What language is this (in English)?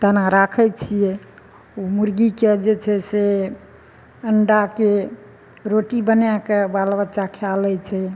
Maithili